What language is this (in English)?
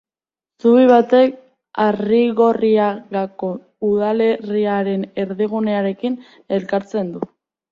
Basque